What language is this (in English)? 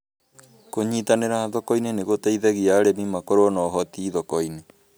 Kikuyu